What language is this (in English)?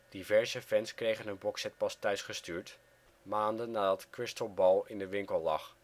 Dutch